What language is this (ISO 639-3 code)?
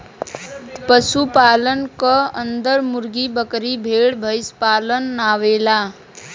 bho